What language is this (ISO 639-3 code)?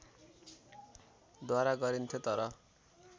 nep